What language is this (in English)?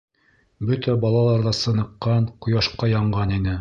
Bashkir